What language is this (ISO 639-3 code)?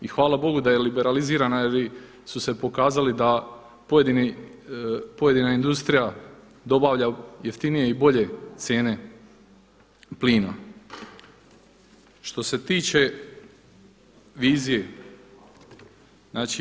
hrv